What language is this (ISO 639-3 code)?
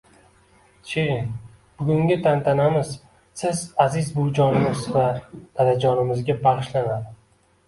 uzb